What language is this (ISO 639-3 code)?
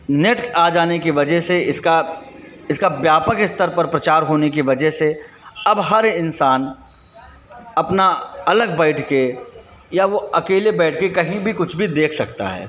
hin